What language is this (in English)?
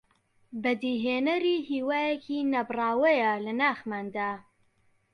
Central Kurdish